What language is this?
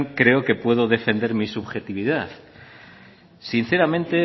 Spanish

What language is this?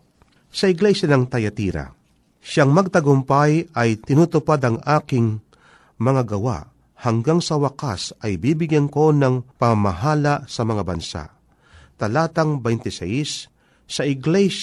Filipino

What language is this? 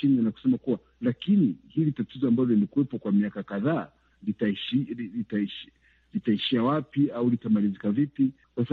Swahili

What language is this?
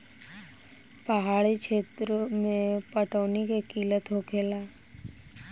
Bhojpuri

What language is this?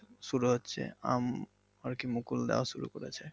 Bangla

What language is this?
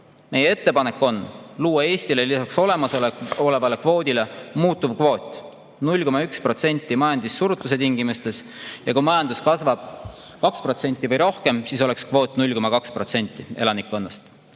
Estonian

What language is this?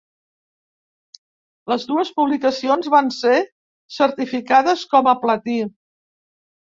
Catalan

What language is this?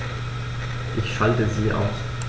German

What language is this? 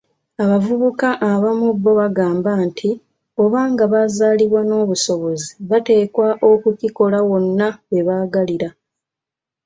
Ganda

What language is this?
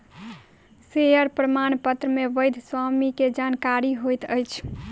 Maithili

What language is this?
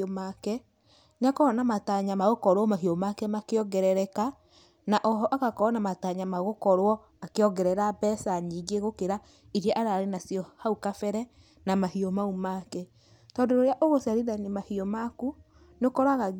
Kikuyu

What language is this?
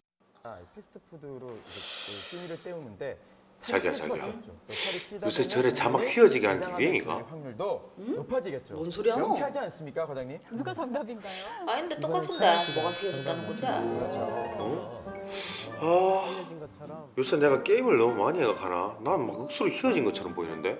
Korean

